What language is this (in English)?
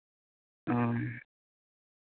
Santali